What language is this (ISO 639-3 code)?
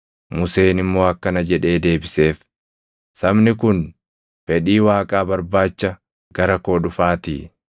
orm